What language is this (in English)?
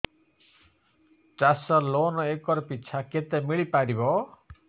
Odia